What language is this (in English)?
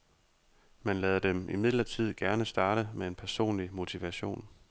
Danish